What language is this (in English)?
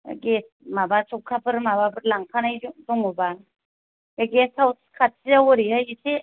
Bodo